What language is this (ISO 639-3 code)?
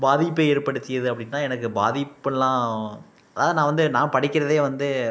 tam